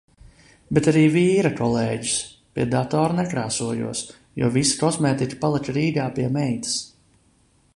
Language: Latvian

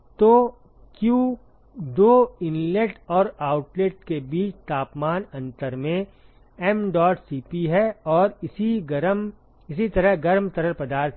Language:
Hindi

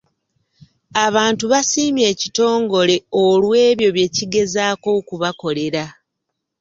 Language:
Ganda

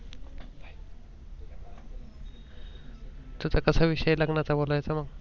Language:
Marathi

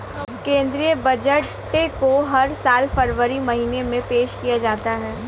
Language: Hindi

